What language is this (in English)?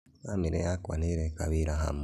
Kikuyu